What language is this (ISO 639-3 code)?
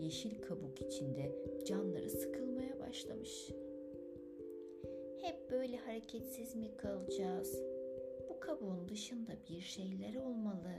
tur